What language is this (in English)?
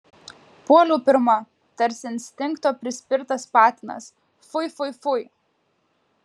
Lithuanian